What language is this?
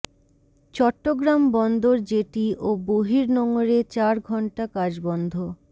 Bangla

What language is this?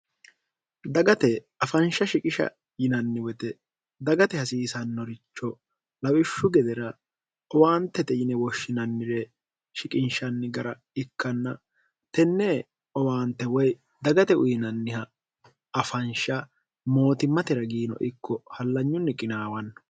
Sidamo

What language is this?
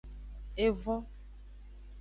Aja (Benin)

